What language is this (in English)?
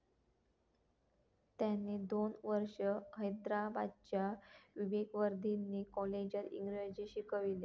Marathi